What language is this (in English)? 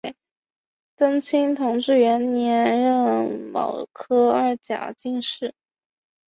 Chinese